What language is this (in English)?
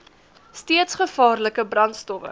Afrikaans